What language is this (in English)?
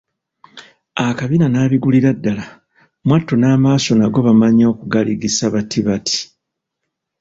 Ganda